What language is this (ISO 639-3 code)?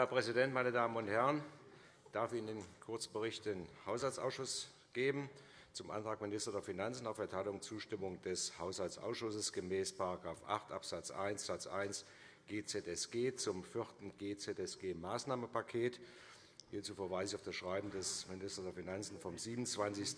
deu